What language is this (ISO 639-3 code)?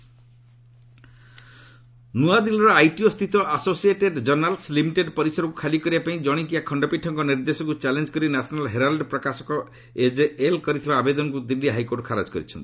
ori